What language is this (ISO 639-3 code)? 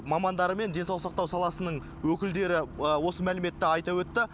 kaz